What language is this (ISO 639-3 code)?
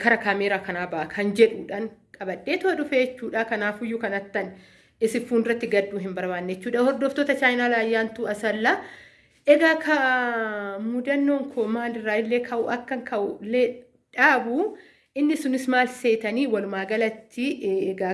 orm